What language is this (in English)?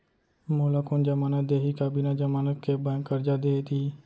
Chhattisgarhi